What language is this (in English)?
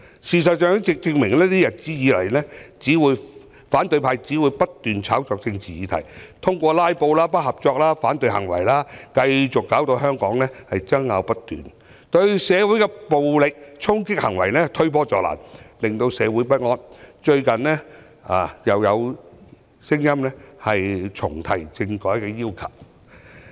Cantonese